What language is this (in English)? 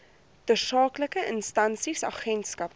Afrikaans